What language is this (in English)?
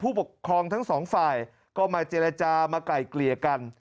Thai